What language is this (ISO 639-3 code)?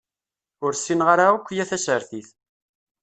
kab